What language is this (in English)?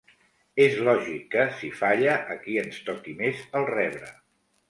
Catalan